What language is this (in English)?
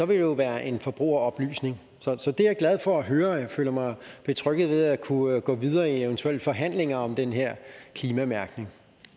Danish